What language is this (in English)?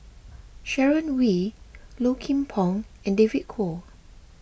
English